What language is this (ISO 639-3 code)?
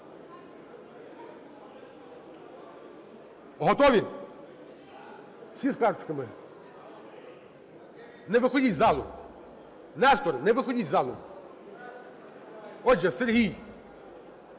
ukr